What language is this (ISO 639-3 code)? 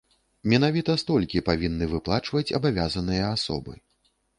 bel